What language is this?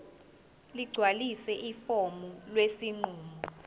Zulu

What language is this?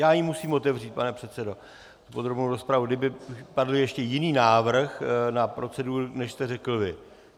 Czech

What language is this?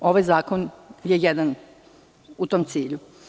Serbian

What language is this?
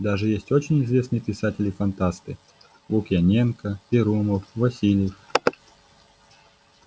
Russian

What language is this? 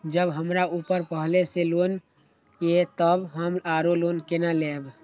Maithili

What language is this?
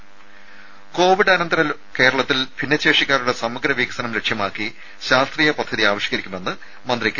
Malayalam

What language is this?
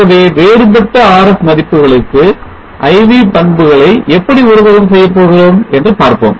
Tamil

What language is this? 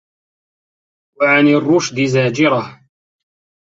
Arabic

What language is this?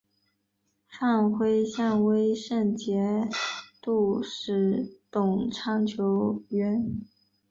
Chinese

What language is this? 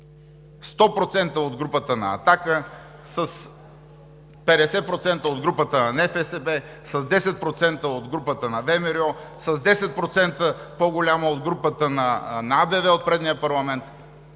Bulgarian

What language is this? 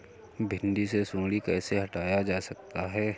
Hindi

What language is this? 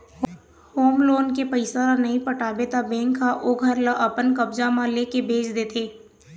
Chhattisgarhi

